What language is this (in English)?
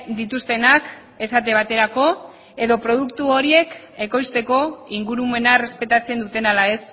Basque